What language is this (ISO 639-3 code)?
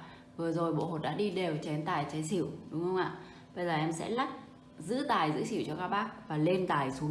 vie